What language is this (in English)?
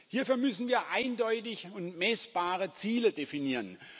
German